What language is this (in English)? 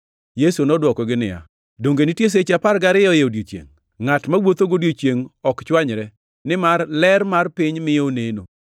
Luo (Kenya and Tanzania)